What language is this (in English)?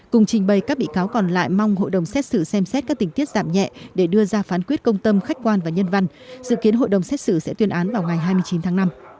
Vietnamese